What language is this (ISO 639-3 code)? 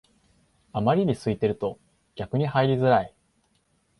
jpn